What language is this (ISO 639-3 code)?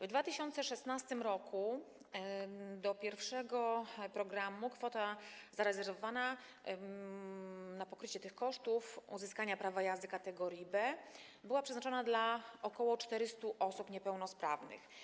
pol